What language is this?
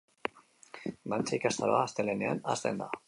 Basque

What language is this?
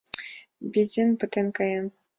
Mari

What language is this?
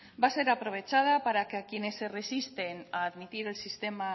Spanish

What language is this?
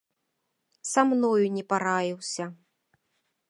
Belarusian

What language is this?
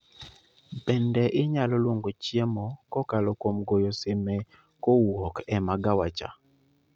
Luo (Kenya and Tanzania)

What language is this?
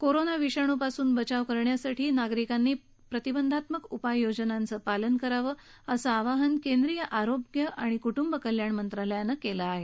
Marathi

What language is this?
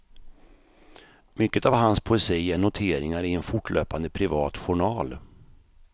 Swedish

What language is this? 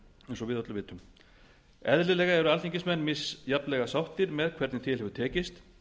Icelandic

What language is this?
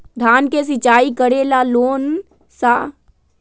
Magahi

